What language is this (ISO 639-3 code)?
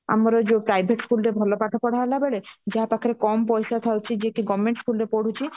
ori